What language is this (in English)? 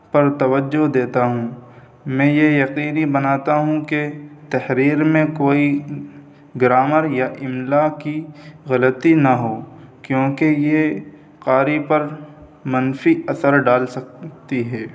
Urdu